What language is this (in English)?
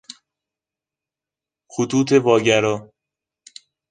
Persian